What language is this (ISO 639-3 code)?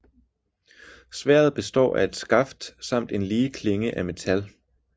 dan